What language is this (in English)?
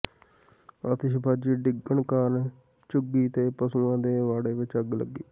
Punjabi